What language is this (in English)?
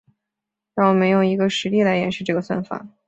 Chinese